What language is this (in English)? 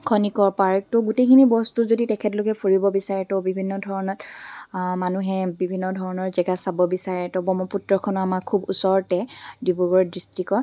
Assamese